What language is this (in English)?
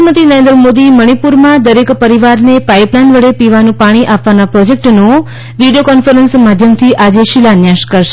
Gujarati